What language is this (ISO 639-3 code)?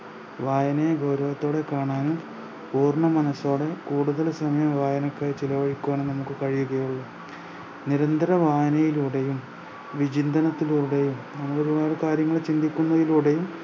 mal